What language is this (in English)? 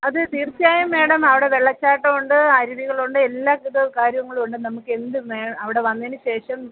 Malayalam